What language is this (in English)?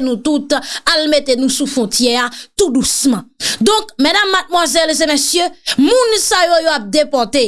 French